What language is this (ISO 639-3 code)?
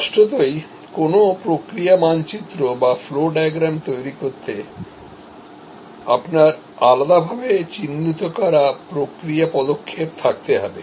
ben